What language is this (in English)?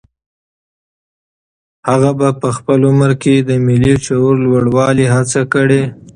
Pashto